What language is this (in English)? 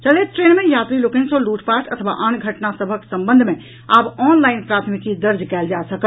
Maithili